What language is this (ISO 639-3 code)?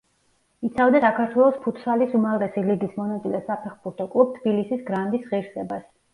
kat